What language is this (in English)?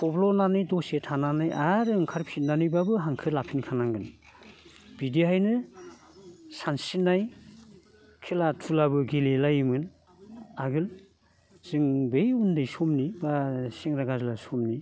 Bodo